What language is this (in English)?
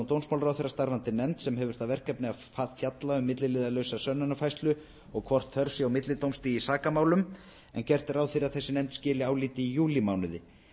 Icelandic